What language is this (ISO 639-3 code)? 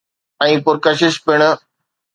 snd